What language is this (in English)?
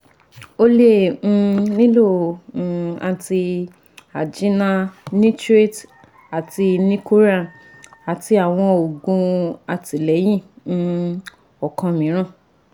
Yoruba